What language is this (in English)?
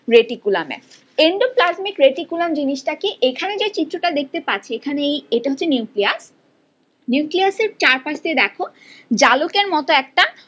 Bangla